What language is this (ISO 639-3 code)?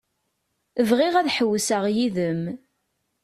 kab